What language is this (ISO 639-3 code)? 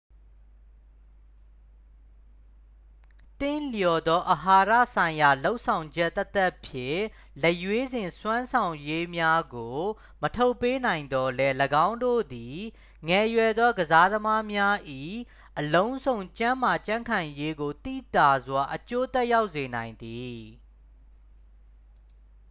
mya